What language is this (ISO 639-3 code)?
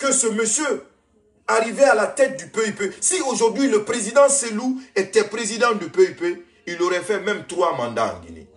fra